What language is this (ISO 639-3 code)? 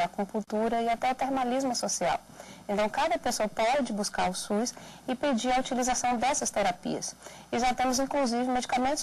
por